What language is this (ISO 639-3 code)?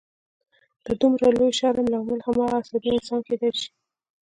pus